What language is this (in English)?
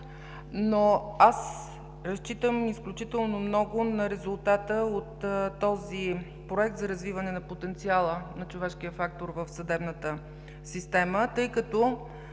Bulgarian